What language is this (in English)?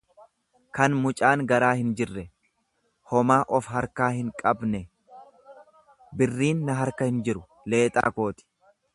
Oromo